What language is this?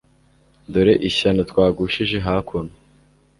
Kinyarwanda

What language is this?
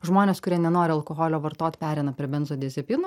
Lithuanian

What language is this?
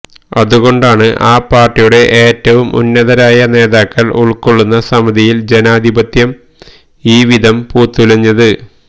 Malayalam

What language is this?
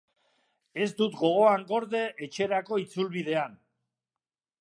Basque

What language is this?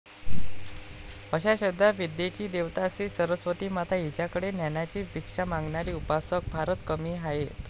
Marathi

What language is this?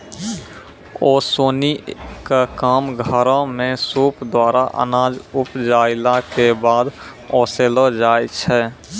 Maithili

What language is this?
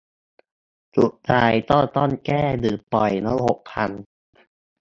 Thai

